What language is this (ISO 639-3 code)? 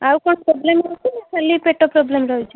ori